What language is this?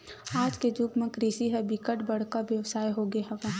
Chhattisgarhi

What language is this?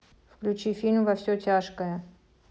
Russian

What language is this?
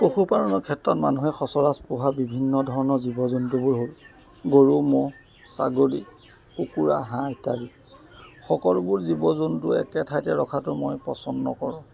Assamese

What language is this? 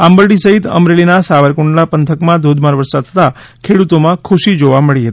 Gujarati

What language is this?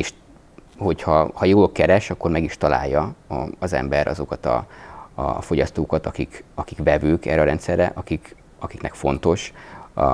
Hungarian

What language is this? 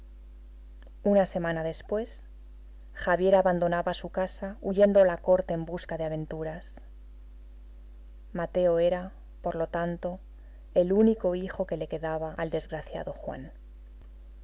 Spanish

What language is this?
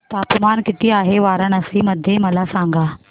Marathi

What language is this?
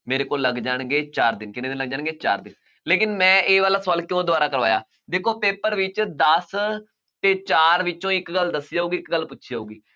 Punjabi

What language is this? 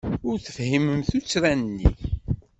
Kabyle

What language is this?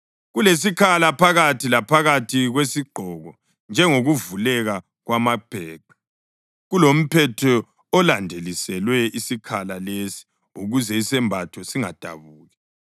North Ndebele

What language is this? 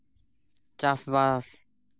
Santali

